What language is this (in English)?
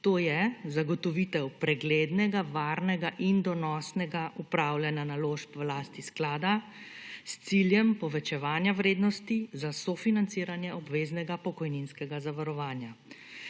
Slovenian